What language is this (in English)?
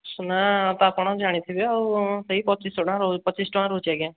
Odia